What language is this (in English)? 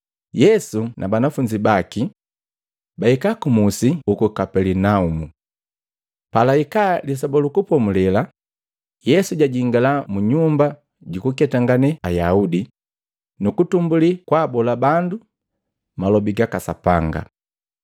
Matengo